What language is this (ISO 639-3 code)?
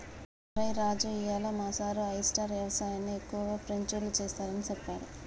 tel